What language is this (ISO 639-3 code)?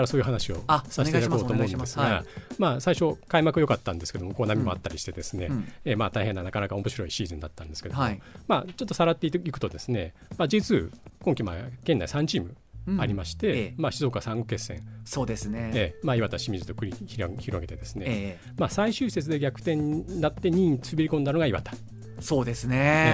jpn